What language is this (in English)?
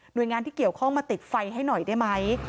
Thai